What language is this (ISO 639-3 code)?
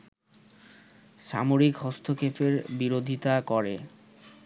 ben